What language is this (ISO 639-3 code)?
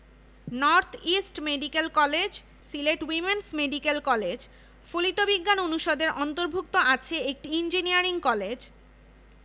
ben